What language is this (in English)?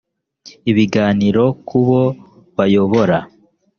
Kinyarwanda